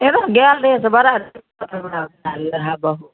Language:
Maithili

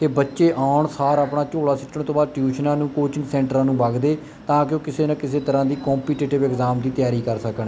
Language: Punjabi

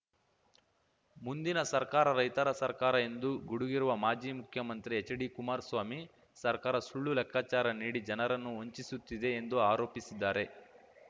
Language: Kannada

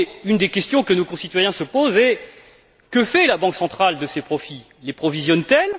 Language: French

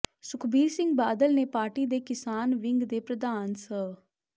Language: Punjabi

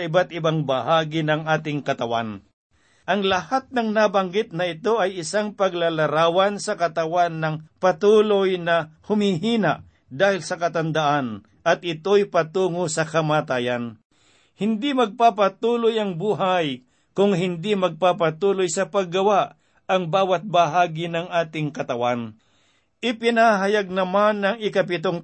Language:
Filipino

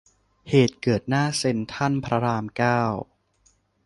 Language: Thai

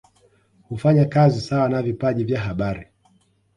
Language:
Swahili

